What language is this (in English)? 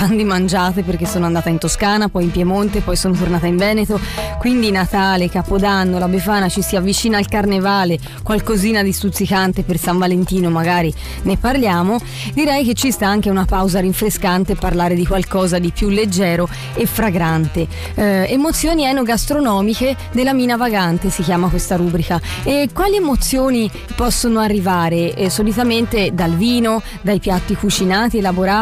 Italian